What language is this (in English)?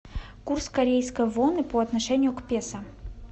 Russian